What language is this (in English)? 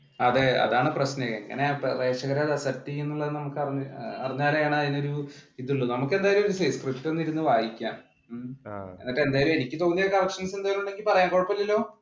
Malayalam